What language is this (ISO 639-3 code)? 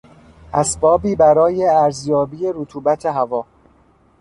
fas